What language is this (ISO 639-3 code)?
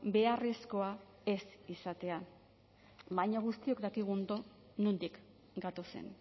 eus